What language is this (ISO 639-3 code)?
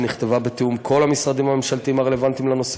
heb